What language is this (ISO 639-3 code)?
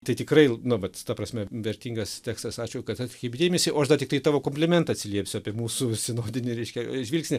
lit